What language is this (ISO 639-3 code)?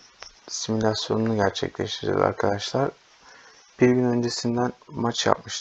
tur